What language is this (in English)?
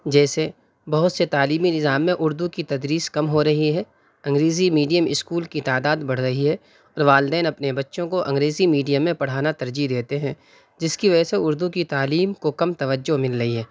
Urdu